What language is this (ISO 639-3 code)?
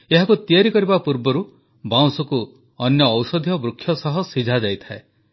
ori